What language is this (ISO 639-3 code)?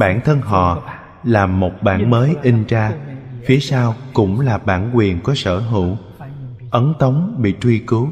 vie